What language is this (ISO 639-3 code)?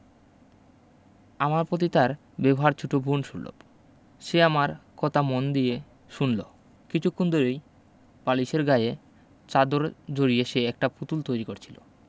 ben